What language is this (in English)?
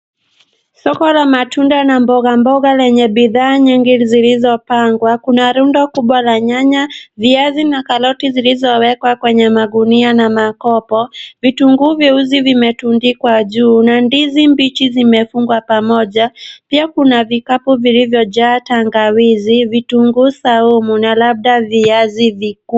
Swahili